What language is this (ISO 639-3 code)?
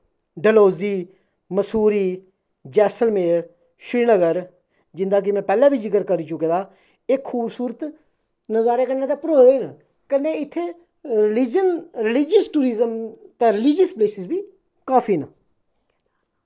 doi